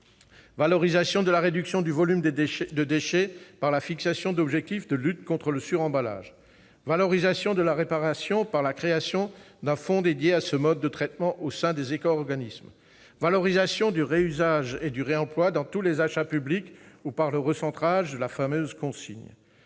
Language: French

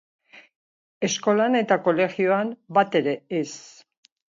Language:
Basque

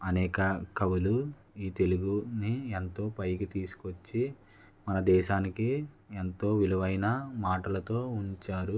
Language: Telugu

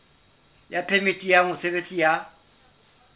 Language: Southern Sotho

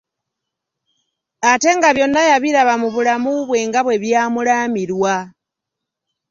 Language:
Ganda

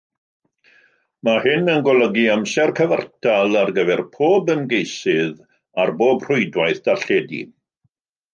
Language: Welsh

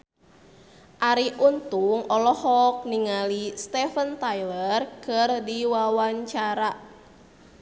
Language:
Sundanese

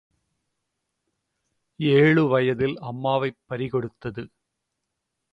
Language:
Tamil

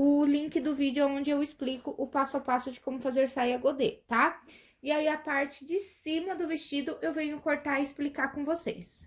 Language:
Portuguese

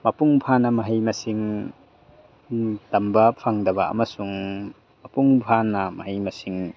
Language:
Manipuri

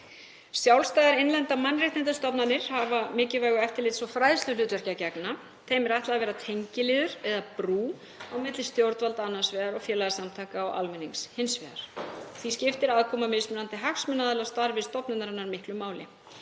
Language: Icelandic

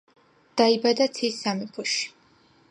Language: Georgian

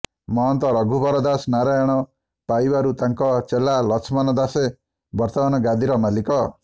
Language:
Odia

